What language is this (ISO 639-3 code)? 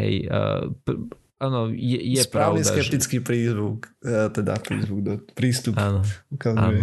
slk